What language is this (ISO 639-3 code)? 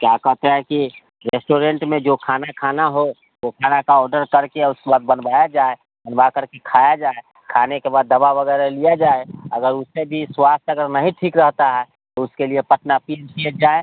hin